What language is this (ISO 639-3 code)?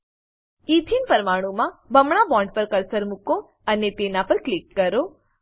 guj